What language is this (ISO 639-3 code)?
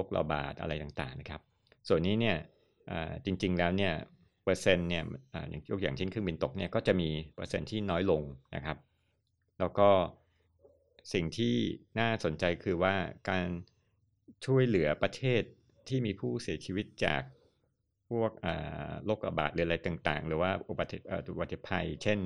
tha